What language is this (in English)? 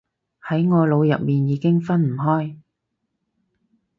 Cantonese